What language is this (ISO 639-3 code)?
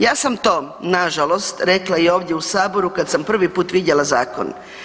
hrv